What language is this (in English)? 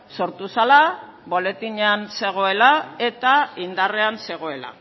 Basque